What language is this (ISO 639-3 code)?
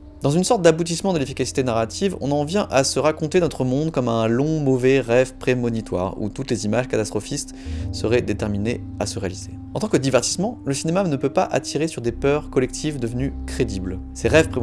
fra